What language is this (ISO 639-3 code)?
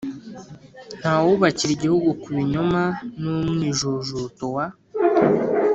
kin